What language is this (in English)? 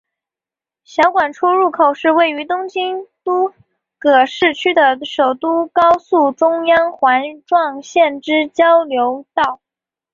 Chinese